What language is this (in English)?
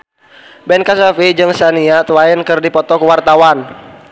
Sundanese